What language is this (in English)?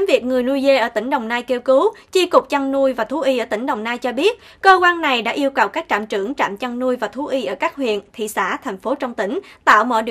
Vietnamese